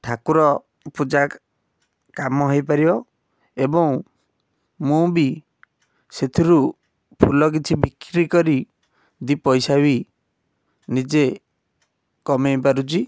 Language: Odia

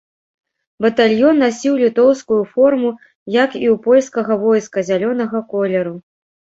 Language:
Belarusian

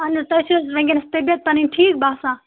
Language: Kashmiri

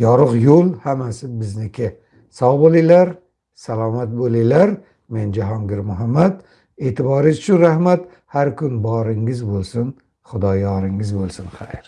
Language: Uzbek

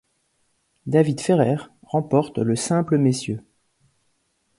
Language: French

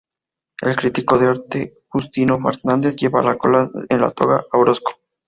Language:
Spanish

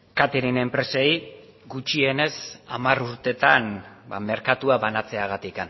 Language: Basque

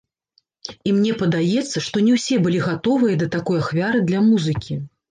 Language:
Belarusian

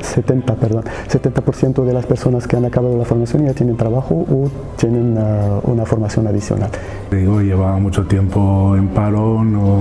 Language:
Spanish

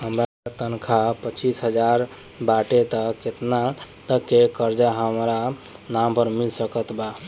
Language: Bhojpuri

